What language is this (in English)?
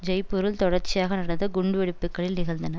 Tamil